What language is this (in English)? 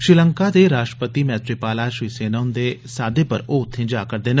Dogri